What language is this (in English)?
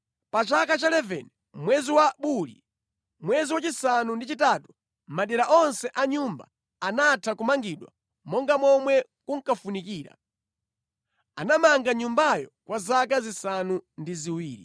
Nyanja